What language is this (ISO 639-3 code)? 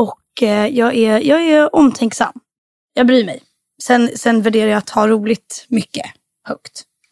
swe